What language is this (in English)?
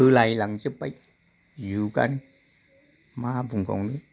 Bodo